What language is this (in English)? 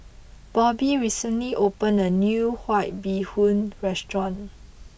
English